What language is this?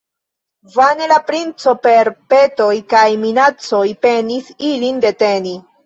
Esperanto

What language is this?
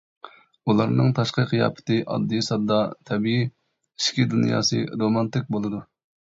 Uyghur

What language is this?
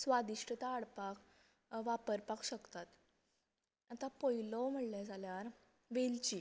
Konkani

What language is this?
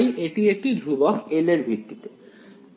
Bangla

